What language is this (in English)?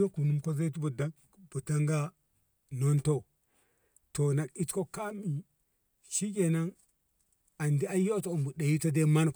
Ngamo